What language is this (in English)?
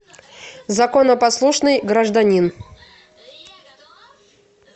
Russian